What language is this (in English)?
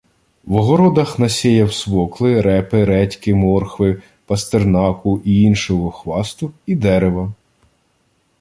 Ukrainian